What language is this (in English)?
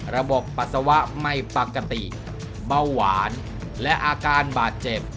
Thai